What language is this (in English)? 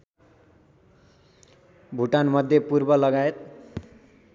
Nepali